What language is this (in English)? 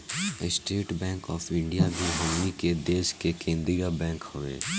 Bhojpuri